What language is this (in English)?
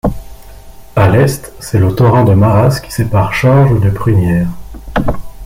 French